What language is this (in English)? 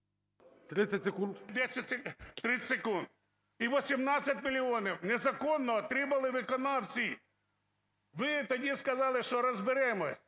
Ukrainian